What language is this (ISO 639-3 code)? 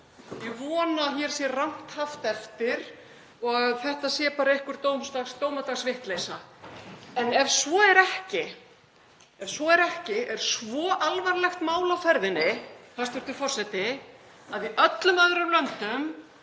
isl